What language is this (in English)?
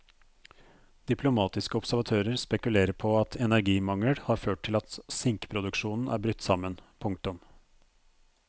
Norwegian